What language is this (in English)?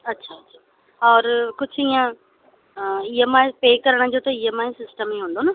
Sindhi